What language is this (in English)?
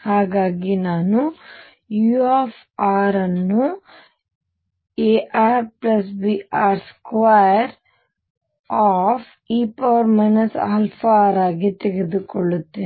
Kannada